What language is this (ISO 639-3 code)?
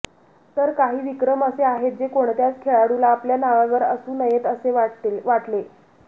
mar